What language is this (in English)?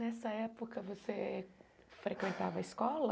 Portuguese